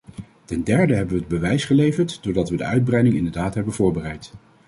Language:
Dutch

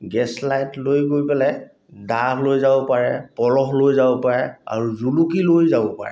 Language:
Assamese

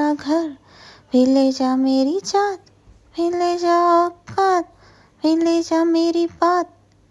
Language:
Hindi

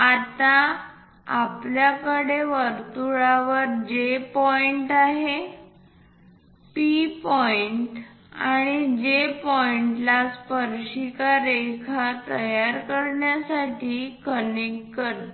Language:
Marathi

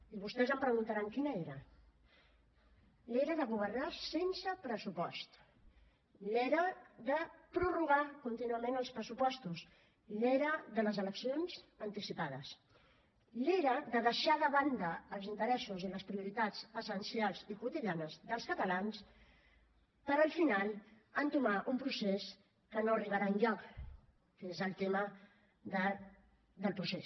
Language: Catalan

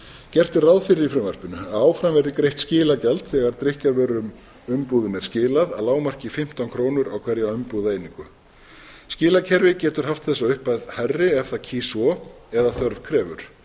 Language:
Icelandic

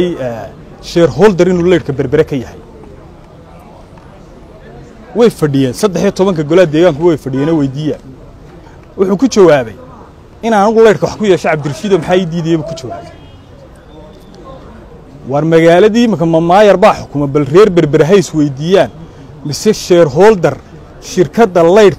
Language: Arabic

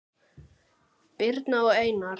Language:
Icelandic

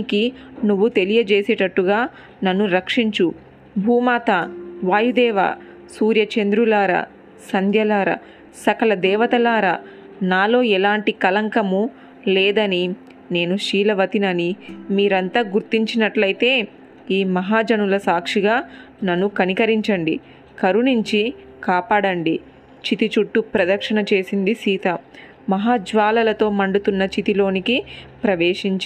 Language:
Telugu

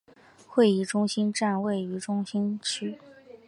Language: Chinese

